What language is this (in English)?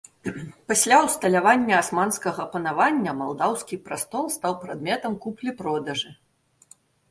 Belarusian